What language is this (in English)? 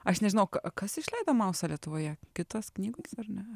Lithuanian